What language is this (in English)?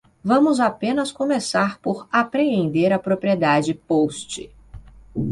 Portuguese